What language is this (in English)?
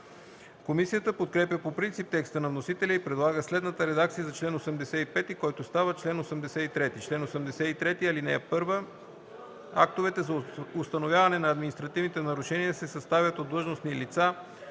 Bulgarian